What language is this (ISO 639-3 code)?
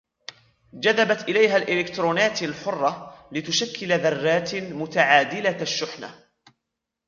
ara